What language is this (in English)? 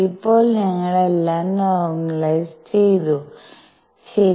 Malayalam